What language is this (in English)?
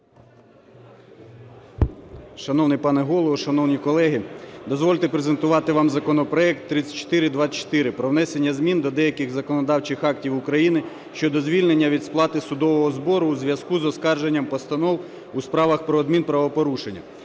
Ukrainian